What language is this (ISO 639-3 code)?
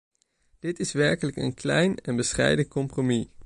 nld